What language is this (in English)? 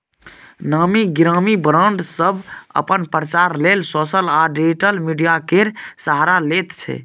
Maithili